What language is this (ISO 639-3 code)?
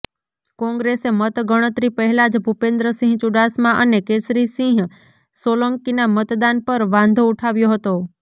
guj